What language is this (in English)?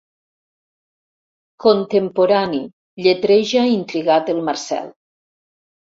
Catalan